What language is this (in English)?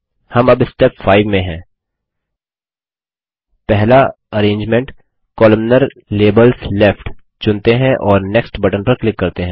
Hindi